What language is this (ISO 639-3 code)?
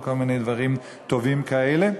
heb